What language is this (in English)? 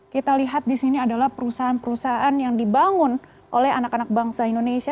Indonesian